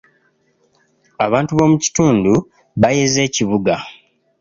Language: Ganda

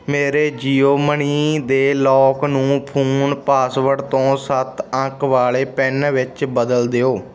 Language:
Punjabi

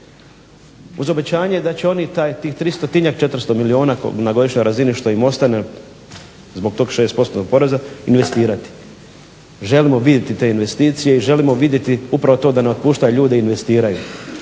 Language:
Croatian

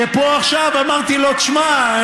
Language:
Hebrew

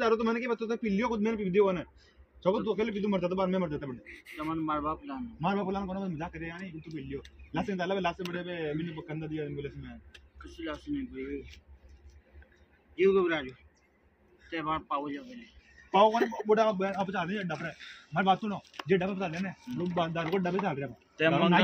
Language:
Arabic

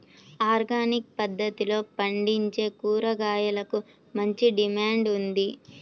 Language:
Telugu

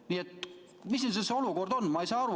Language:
Estonian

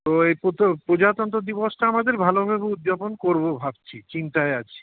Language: Bangla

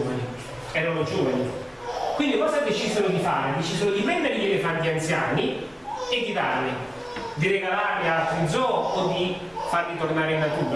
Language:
Italian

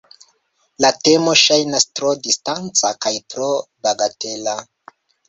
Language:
Esperanto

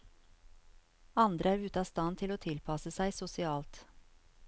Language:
Norwegian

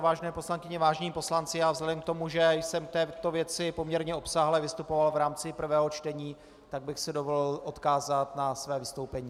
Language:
Czech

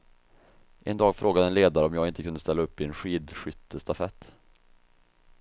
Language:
Swedish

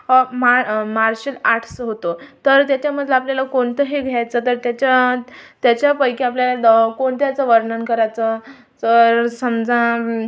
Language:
Marathi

